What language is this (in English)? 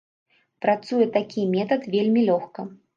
Belarusian